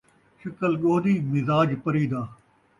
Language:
Saraiki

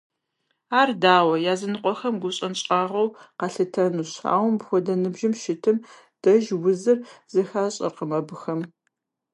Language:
Kabardian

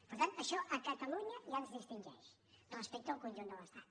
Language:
Catalan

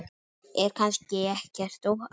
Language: Icelandic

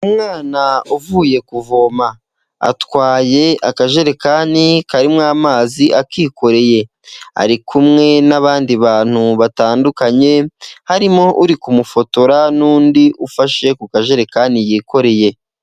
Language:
Kinyarwanda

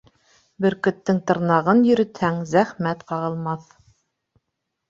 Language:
Bashkir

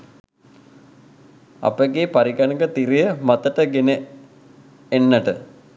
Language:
Sinhala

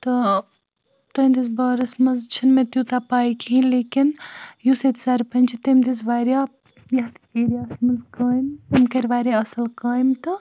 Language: Kashmiri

